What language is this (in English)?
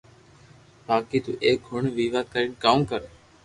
Loarki